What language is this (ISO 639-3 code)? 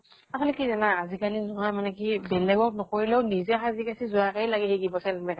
asm